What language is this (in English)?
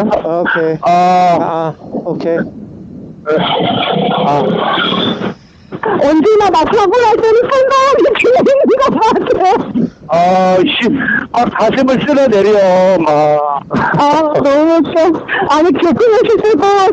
Korean